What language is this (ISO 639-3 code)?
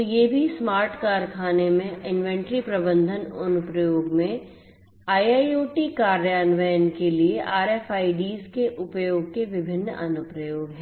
hin